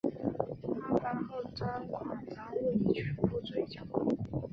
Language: Chinese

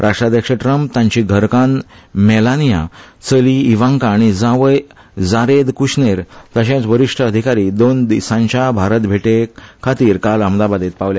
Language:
Konkani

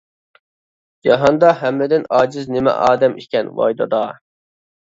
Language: Uyghur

